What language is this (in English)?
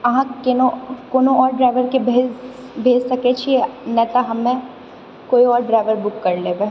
Maithili